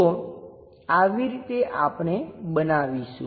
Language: Gujarati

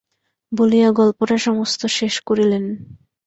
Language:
Bangla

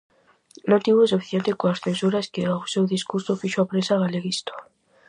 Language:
Galician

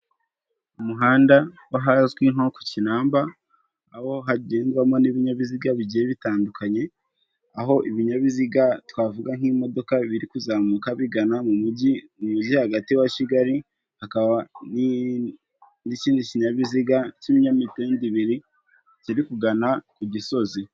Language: Kinyarwanda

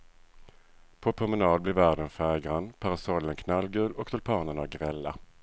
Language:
Swedish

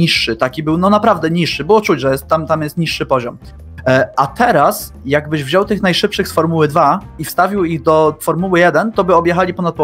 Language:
Polish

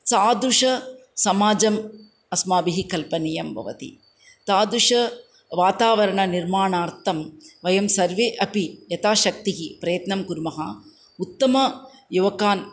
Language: Sanskrit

